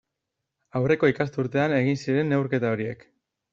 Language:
Basque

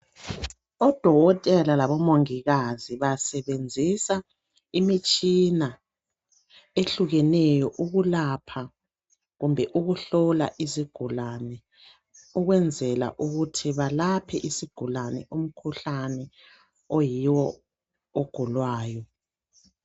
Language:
North Ndebele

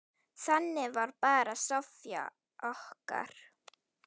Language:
Icelandic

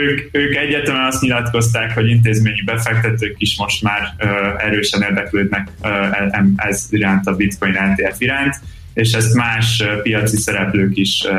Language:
Hungarian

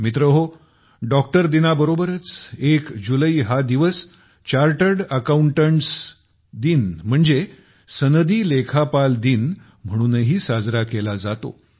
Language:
Marathi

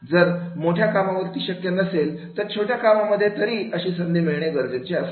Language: Marathi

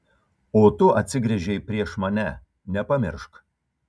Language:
Lithuanian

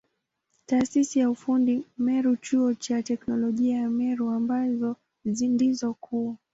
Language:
Swahili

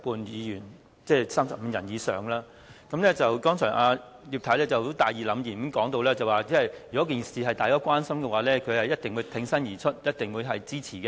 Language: Cantonese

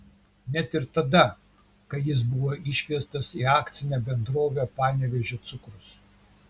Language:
Lithuanian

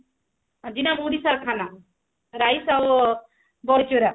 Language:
Odia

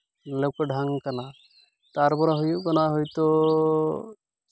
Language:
Santali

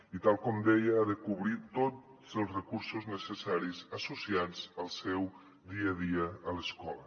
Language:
Catalan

